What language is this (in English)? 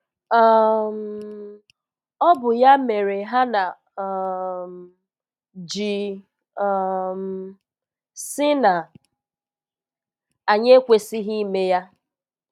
Igbo